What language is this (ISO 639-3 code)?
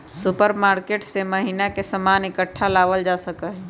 mag